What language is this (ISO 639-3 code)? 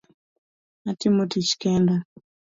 luo